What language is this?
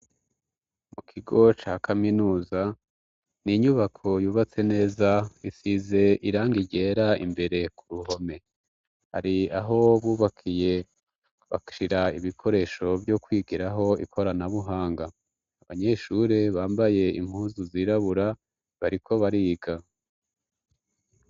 Rundi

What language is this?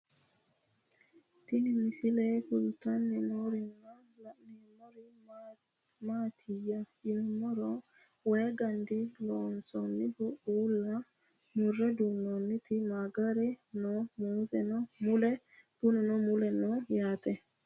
Sidamo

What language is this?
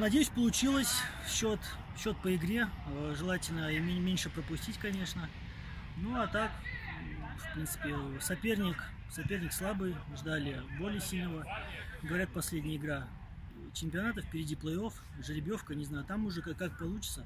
Russian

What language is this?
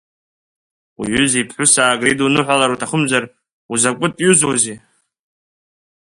Abkhazian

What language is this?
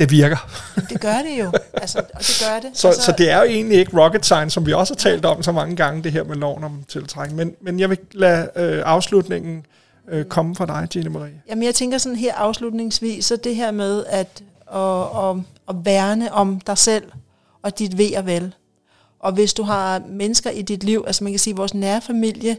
Danish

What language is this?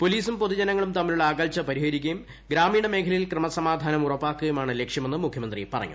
Malayalam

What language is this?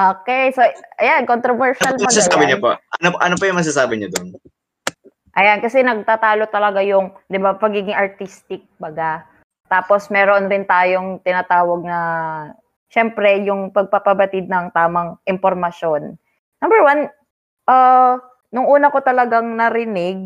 Filipino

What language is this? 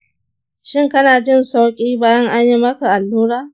Hausa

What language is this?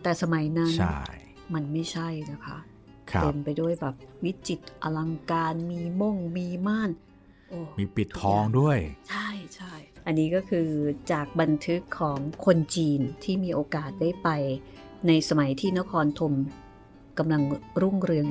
Thai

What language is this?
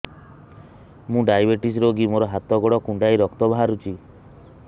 Odia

